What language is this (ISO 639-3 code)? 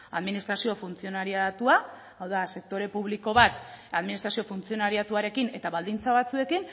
eus